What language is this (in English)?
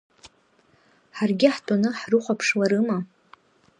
Abkhazian